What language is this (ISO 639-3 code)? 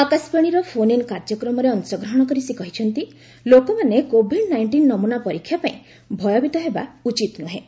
ori